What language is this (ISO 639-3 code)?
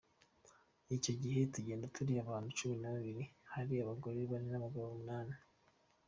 kin